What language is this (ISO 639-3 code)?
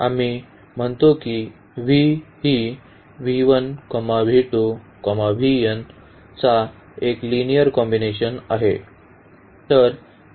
mar